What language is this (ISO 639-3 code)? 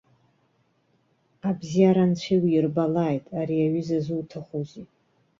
abk